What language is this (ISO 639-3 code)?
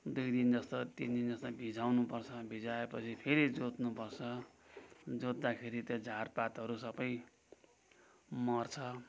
nep